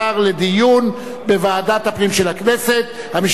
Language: Hebrew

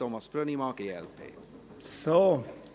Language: Swiss German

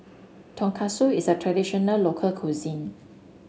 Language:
English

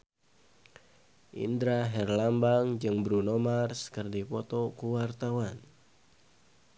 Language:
Sundanese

